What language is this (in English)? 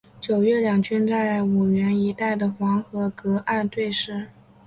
Chinese